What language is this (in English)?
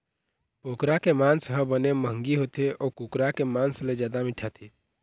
Chhattisgarhi